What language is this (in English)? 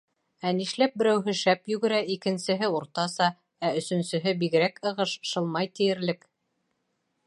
Bashkir